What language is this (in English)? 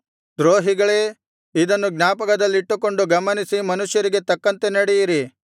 Kannada